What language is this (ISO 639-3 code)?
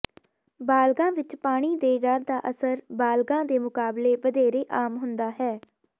pan